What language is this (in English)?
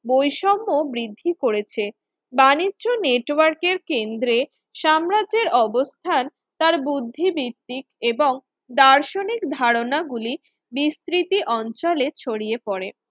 Bangla